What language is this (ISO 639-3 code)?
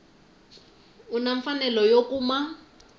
tso